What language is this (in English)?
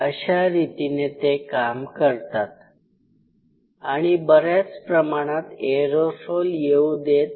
Marathi